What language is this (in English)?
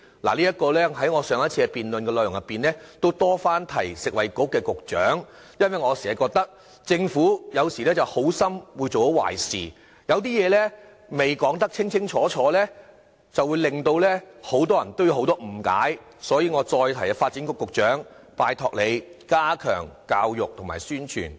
Cantonese